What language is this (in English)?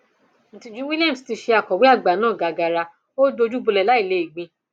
Yoruba